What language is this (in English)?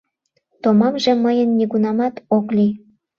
Mari